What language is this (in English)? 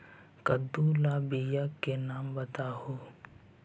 Magahi